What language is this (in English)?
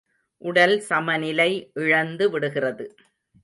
Tamil